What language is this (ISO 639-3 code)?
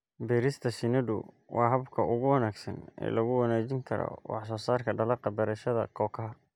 som